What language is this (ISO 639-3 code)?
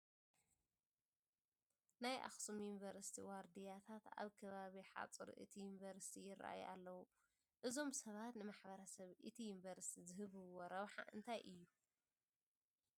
tir